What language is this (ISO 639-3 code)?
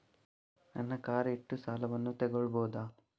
kan